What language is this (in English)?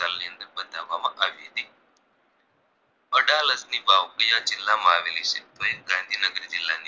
Gujarati